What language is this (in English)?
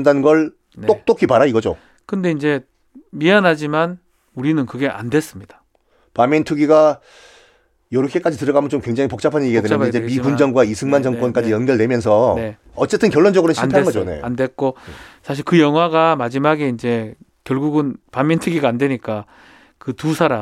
Korean